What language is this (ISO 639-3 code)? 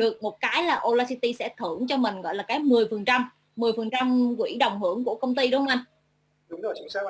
vie